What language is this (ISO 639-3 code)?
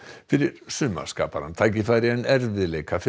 isl